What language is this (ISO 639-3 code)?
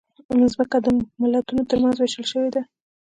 pus